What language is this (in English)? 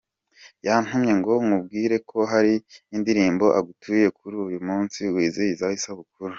Kinyarwanda